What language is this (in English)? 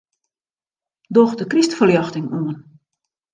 Western Frisian